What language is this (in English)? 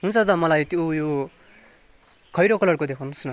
Nepali